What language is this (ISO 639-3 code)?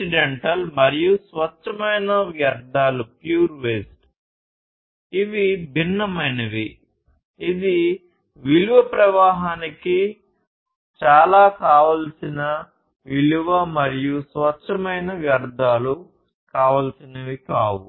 tel